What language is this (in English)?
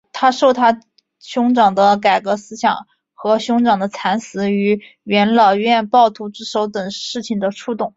Chinese